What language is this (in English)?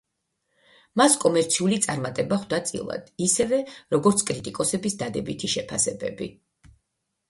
Georgian